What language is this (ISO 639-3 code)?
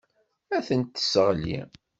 kab